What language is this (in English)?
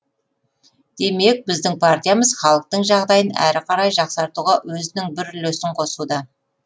Kazakh